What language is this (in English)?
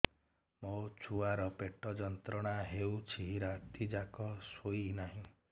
Odia